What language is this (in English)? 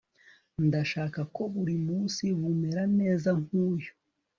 Kinyarwanda